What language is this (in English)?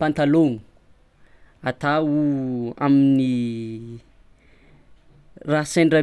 Tsimihety Malagasy